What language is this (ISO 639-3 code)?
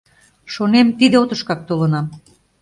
chm